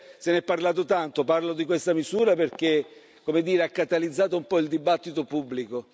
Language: Italian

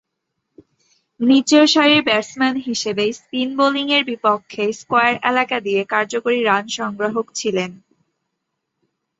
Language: Bangla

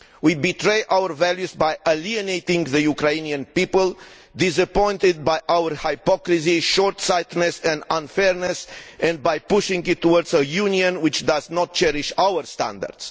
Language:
English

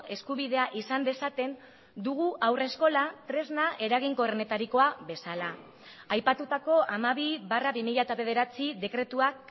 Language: Basque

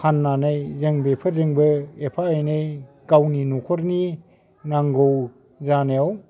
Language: Bodo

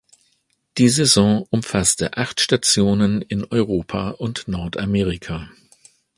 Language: German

